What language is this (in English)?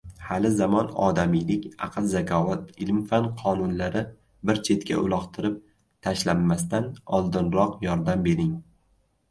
Uzbek